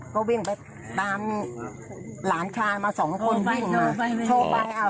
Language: Thai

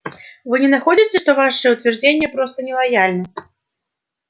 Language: Russian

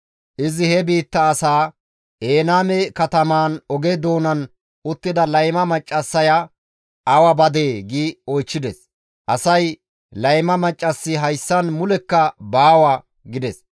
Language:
Gamo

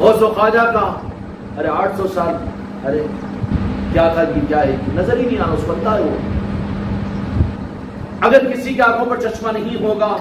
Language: Hindi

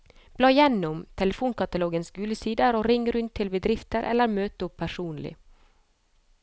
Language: Norwegian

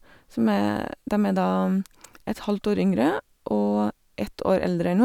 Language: Norwegian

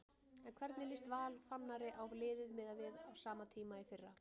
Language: Icelandic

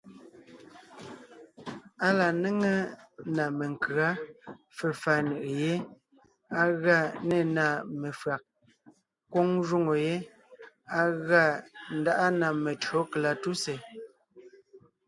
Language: Ngiemboon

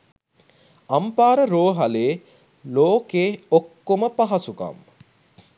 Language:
Sinhala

